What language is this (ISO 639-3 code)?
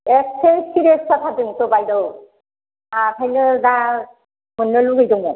brx